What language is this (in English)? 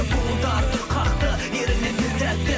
Kazakh